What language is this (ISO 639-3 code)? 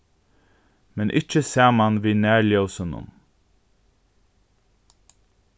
fao